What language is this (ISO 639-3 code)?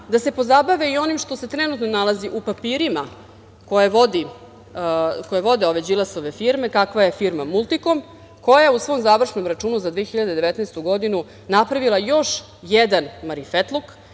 srp